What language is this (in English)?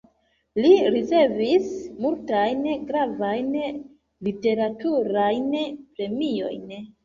Esperanto